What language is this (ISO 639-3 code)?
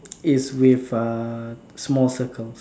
eng